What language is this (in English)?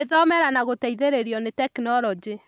Kikuyu